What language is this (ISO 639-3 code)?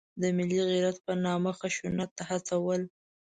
pus